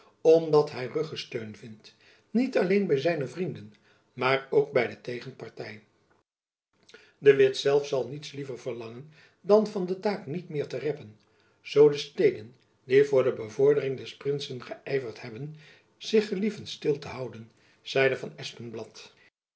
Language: Dutch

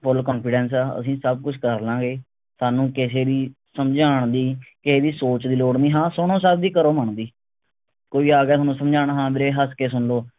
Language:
Punjabi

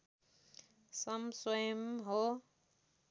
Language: Nepali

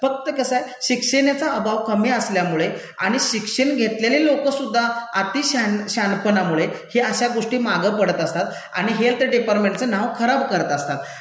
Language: Marathi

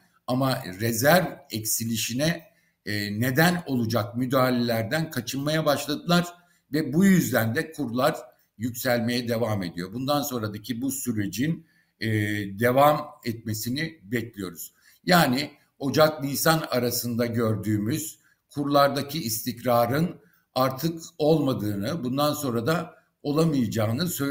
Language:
Turkish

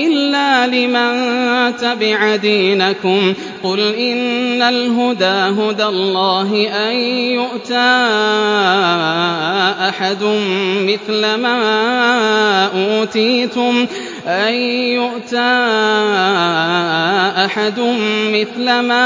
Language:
Arabic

